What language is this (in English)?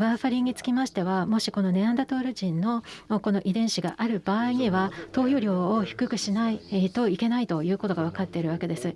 Japanese